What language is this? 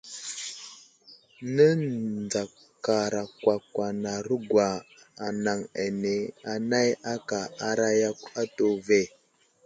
Wuzlam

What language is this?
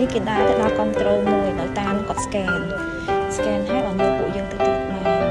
Vietnamese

